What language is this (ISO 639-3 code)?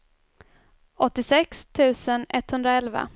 swe